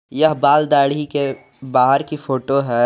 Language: Hindi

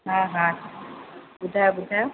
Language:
Sindhi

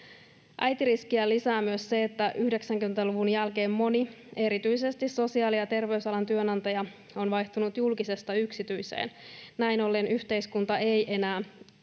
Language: Finnish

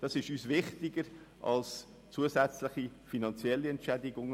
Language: Swiss German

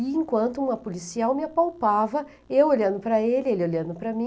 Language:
Portuguese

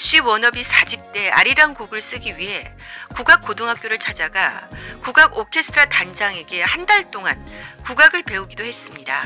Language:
Korean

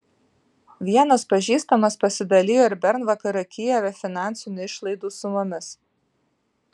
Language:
Lithuanian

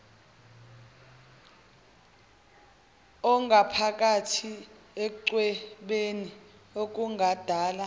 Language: Zulu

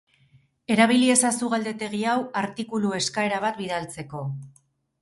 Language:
Basque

